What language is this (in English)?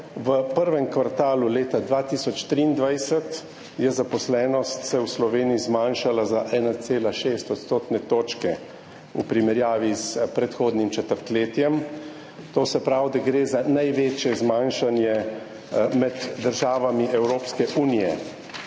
Slovenian